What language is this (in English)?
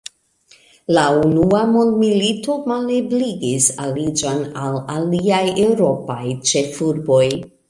Esperanto